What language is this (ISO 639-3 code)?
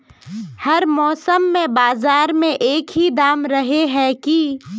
mag